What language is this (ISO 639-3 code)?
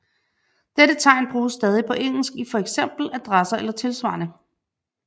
dan